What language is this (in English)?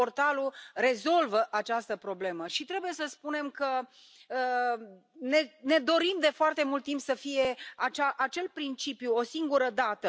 Romanian